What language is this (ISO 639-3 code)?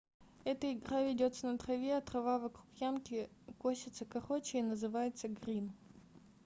rus